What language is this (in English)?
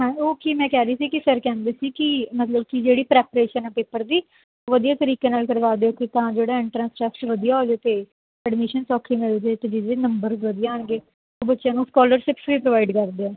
Punjabi